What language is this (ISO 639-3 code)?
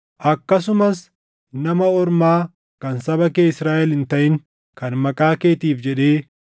orm